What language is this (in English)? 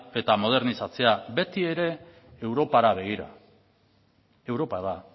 Basque